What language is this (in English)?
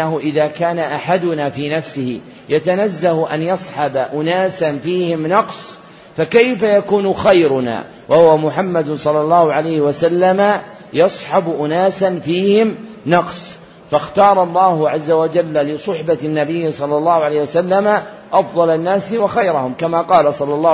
Arabic